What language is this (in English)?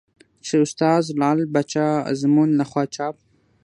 Pashto